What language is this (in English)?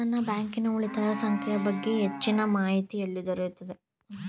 Kannada